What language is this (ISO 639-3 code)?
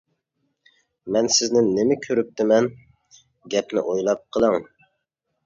uig